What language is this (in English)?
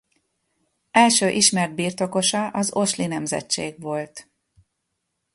Hungarian